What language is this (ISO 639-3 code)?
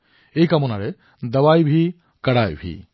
asm